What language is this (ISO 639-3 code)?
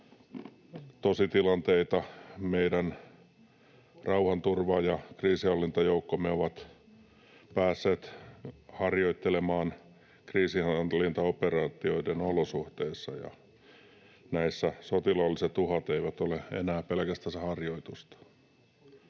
fin